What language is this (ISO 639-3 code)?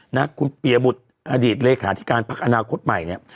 tha